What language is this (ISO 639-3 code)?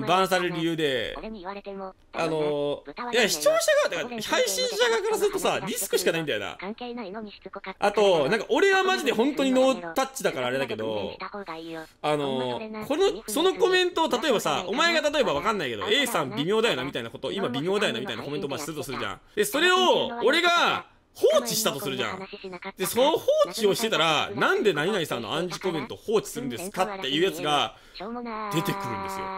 jpn